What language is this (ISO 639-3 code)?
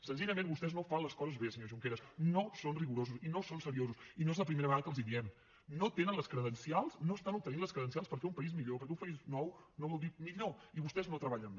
cat